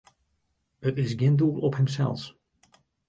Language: Western Frisian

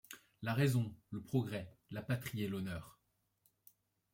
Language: French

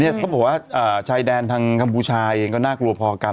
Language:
Thai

